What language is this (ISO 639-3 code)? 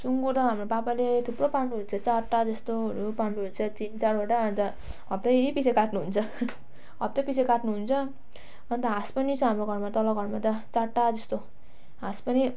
nep